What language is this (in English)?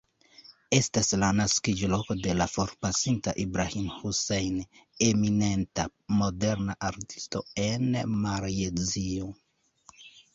Esperanto